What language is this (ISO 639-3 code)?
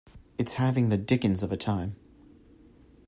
eng